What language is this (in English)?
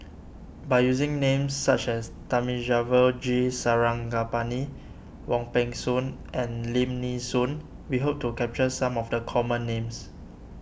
English